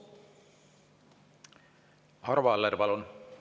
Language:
Estonian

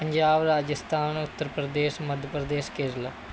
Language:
Punjabi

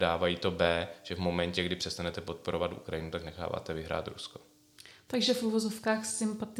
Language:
Czech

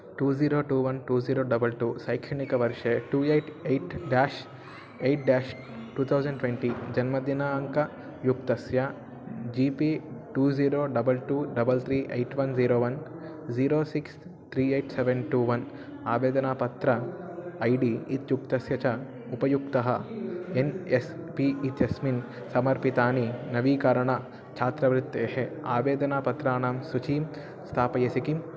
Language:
Sanskrit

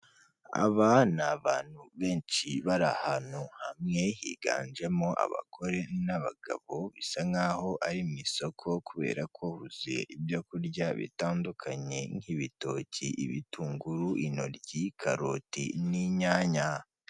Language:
Kinyarwanda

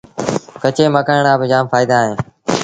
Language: Sindhi Bhil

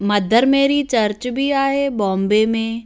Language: Sindhi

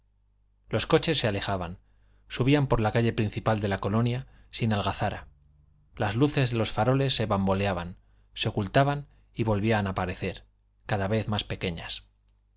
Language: Spanish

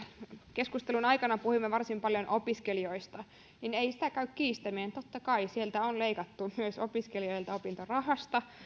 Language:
Finnish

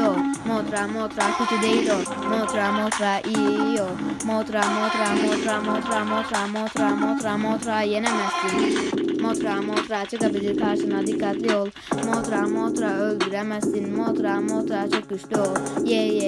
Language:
Turkish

